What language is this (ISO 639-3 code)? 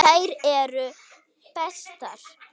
isl